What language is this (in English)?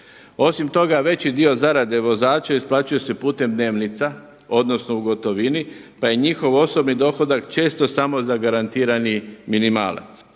Croatian